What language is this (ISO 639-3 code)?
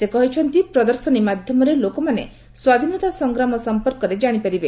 ori